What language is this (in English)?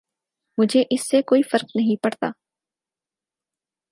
Urdu